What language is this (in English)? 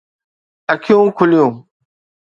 Sindhi